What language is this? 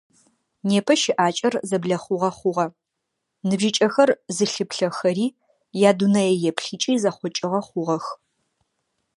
Adyghe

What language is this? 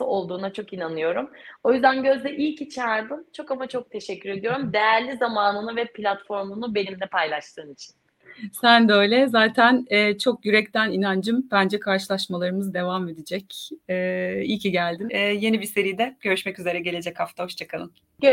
Turkish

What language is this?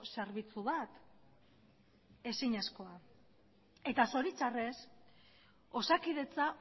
Basque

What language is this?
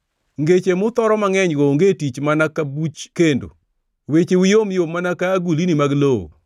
Luo (Kenya and Tanzania)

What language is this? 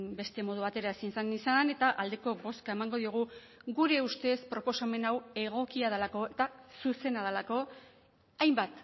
Basque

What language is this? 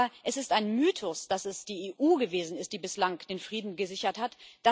German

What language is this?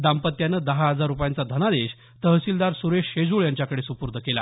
Marathi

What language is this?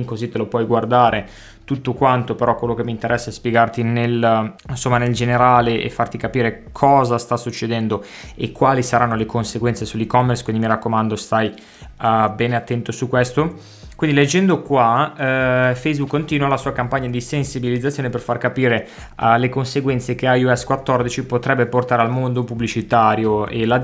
Italian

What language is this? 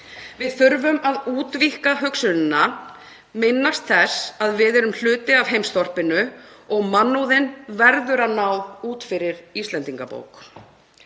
Icelandic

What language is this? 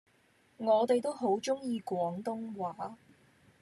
Cantonese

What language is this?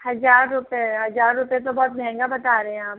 Hindi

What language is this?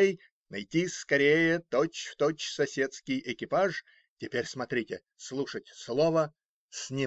Russian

